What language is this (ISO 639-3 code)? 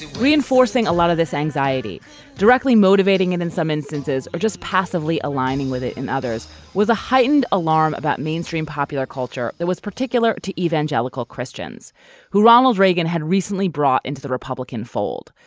eng